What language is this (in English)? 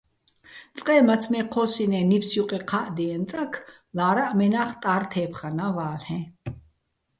Bats